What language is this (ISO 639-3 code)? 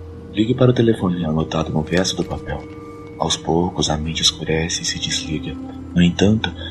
por